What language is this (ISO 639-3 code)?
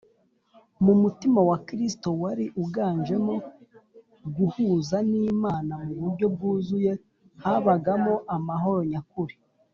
kin